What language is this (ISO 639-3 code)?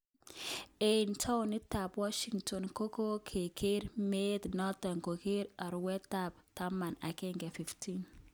kln